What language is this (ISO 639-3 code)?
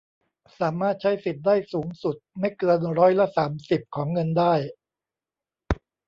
tha